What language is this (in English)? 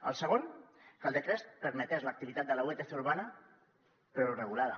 Catalan